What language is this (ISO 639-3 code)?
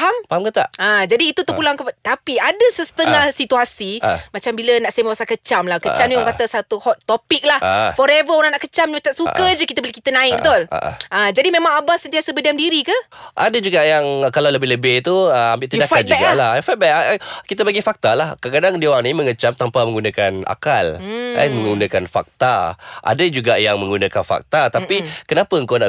msa